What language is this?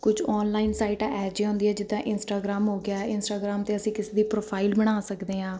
Punjabi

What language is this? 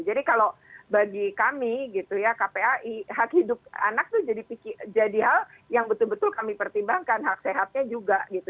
Indonesian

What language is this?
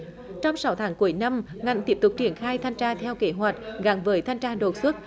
Vietnamese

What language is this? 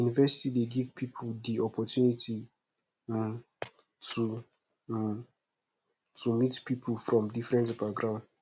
Nigerian Pidgin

